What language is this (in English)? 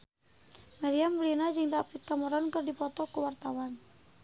Sundanese